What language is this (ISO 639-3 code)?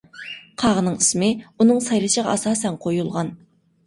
uig